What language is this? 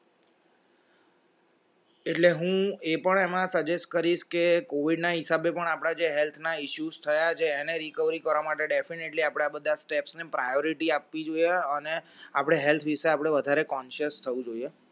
Gujarati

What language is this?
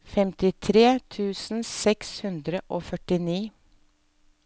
Norwegian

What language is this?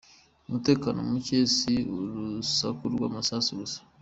Kinyarwanda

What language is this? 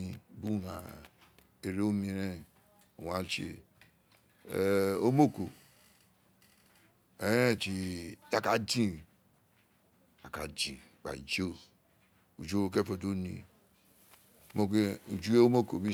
Isekiri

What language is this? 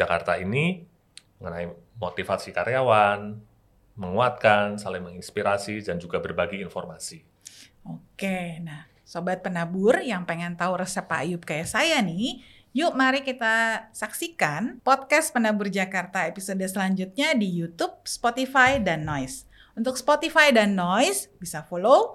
Indonesian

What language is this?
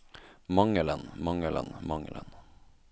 Norwegian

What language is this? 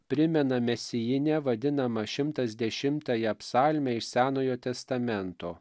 Lithuanian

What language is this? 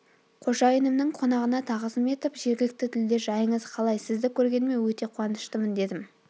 Kazakh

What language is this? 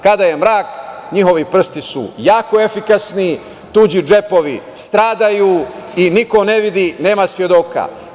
Serbian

